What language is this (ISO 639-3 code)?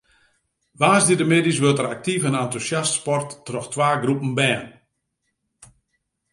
fry